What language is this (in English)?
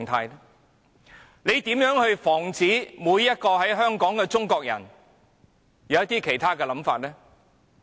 Cantonese